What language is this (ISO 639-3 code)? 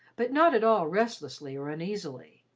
eng